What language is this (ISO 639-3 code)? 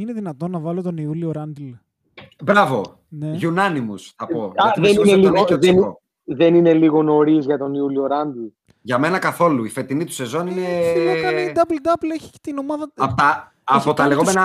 ell